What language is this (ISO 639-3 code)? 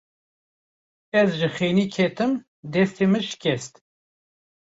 kur